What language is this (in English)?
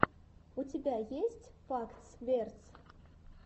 Russian